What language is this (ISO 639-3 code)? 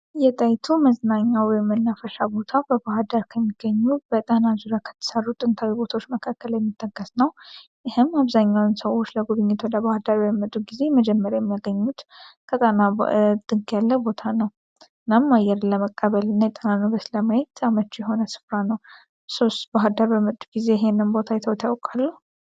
amh